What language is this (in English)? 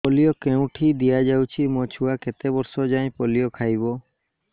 Odia